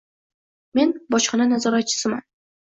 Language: Uzbek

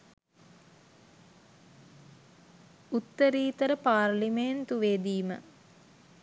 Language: Sinhala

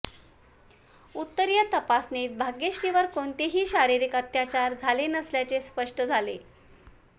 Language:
Marathi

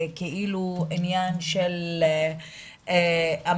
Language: Hebrew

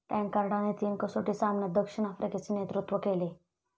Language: Marathi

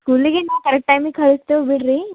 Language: Kannada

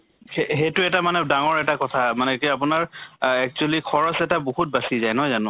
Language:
Assamese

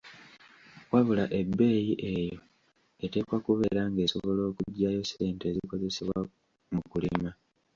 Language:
Ganda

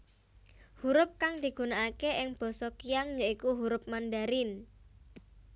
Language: Javanese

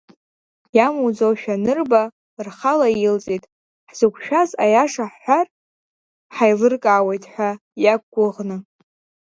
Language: Abkhazian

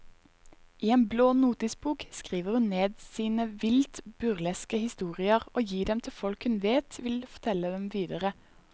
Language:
Norwegian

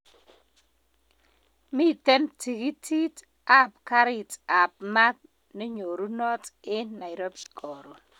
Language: Kalenjin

